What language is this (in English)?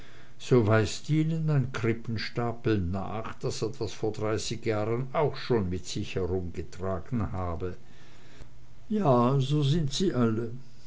German